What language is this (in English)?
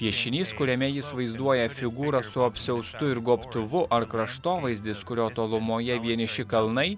Lithuanian